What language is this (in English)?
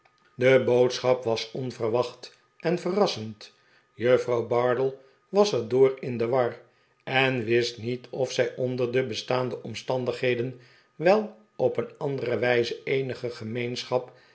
Dutch